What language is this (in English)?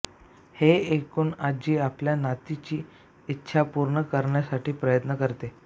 Marathi